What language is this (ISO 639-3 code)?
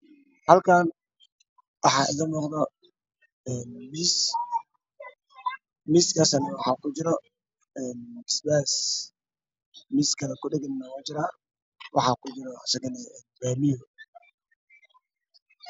som